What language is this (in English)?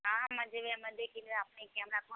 Maithili